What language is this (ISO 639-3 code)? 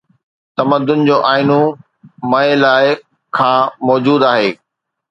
snd